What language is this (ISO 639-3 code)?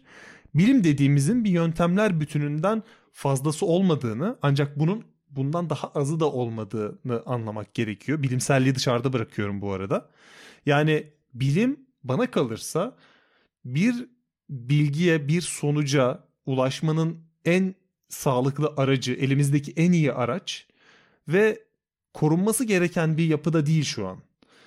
tur